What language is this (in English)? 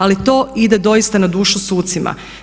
Croatian